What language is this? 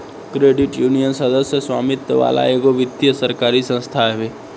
Bhojpuri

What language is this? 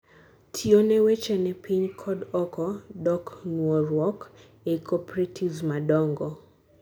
Luo (Kenya and Tanzania)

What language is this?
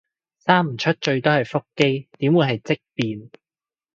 Cantonese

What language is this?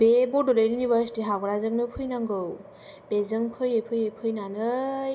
Bodo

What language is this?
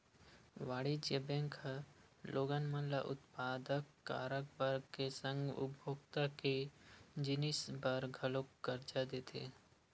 Chhattisgarhi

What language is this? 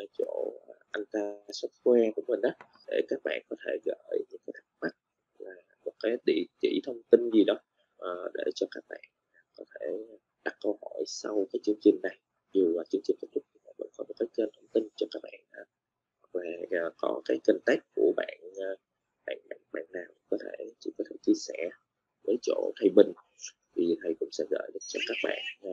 Vietnamese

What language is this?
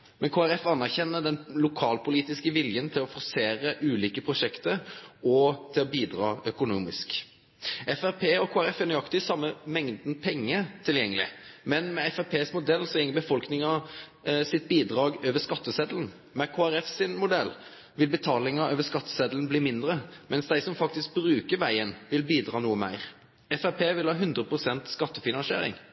Norwegian Nynorsk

